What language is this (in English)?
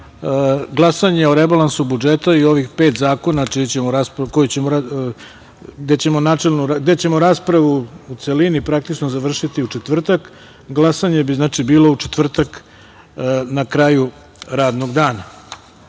Serbian